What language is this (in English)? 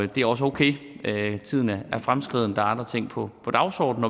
Danish